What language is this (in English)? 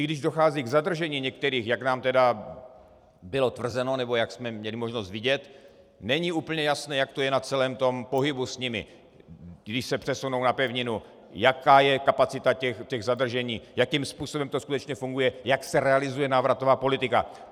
Czech